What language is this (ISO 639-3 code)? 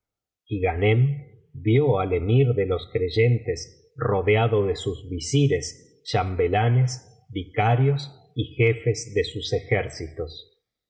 spa